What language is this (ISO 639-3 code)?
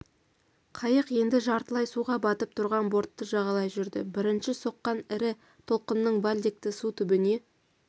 kaz